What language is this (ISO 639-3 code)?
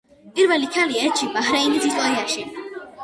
kat